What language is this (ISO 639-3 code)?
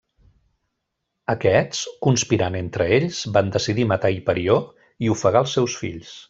cat